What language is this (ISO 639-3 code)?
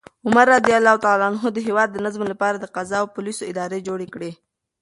pus